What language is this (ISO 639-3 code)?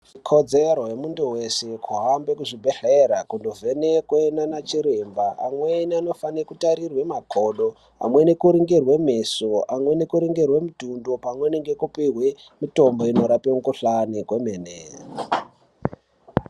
ndc